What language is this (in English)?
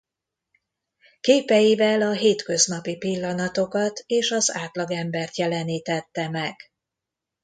Hungarian